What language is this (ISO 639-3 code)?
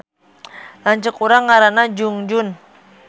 sun